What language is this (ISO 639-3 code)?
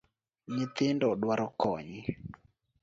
luo